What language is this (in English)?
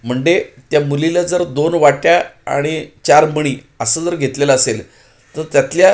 Marathi